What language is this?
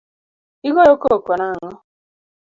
Luo (Kenya and Tanzania)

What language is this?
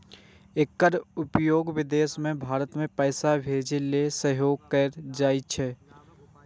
Maithili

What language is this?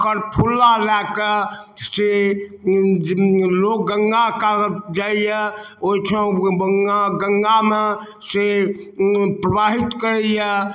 Maithili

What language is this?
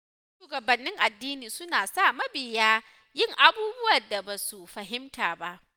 Hausa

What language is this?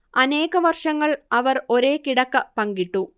Malayalam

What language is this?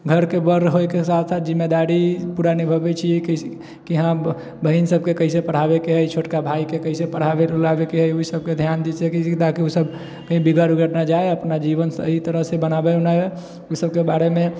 Maithili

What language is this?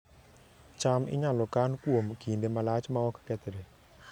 Luo (Kenya and Tanzania)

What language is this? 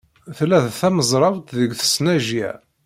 Kabyle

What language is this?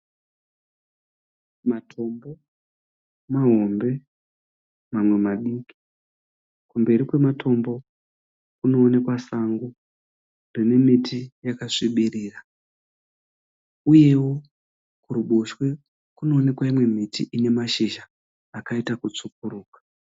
Shona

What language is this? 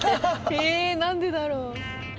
Japanese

